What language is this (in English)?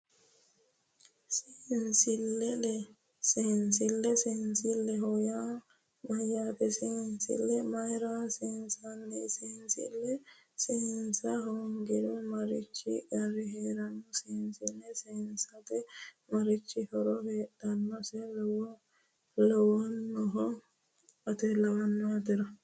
Sidamo